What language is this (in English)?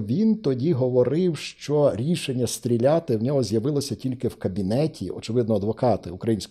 Ukrainian